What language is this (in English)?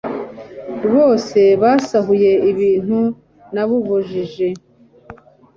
Kinyarwanda